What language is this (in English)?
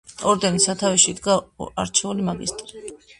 Georgian